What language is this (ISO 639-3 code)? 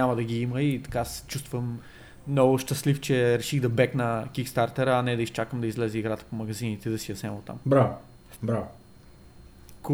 bul